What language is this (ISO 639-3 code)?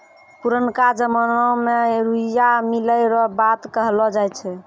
mai